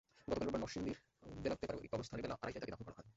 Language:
Bangla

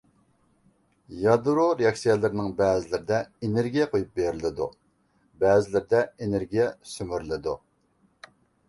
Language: Uyghur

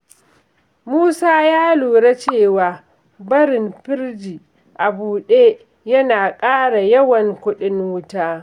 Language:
Hausa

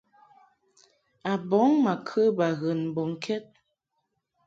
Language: Mungaka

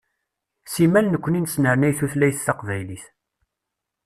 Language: Kabyle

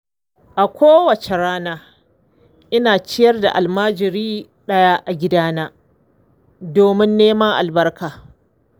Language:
Hausa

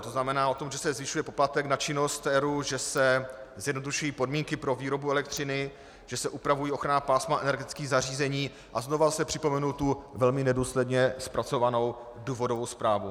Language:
Czech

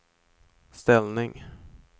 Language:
Swedish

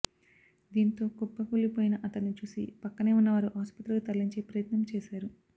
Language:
Telugu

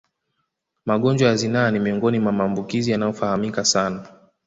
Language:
Swahili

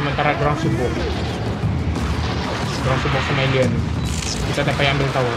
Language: Spanish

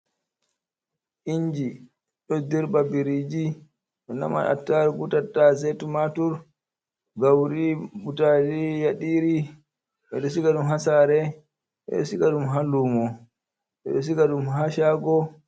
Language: Fula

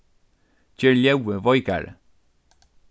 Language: Faroese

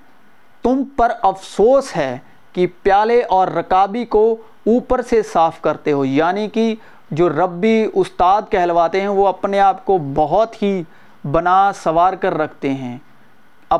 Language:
Urdu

